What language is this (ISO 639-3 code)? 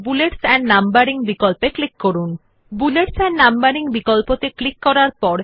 ben